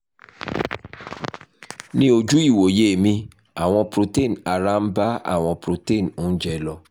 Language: Yoruba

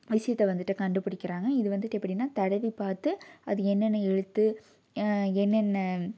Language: Tamil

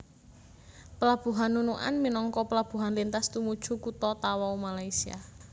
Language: Javanese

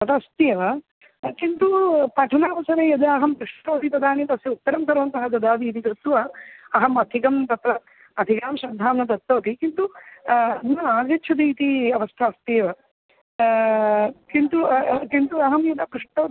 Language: Sanskrit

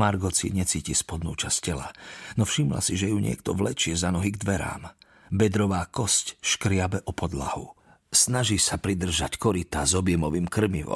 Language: Slovak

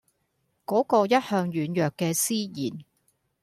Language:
Cantonese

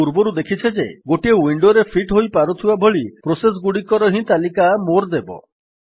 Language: Odia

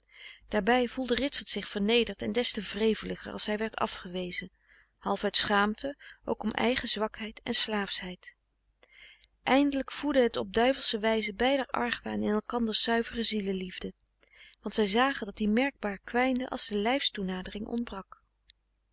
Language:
Dutch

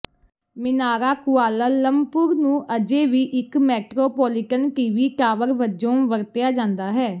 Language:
Punjabi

